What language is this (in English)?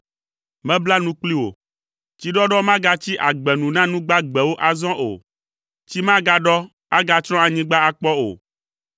Ewe